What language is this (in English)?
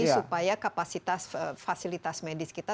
Indonesian